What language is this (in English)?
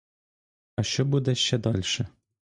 Ukrainian